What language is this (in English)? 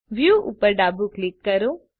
Gujarati